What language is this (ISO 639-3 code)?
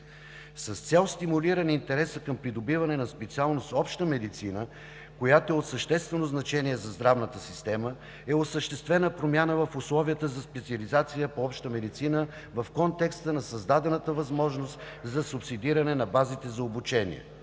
bul